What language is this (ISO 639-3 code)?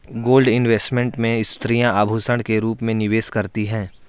hin